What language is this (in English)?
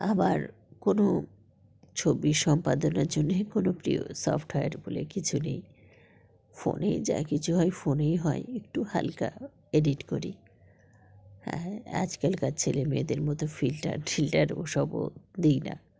Bangla